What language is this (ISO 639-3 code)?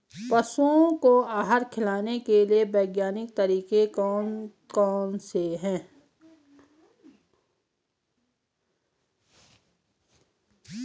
hin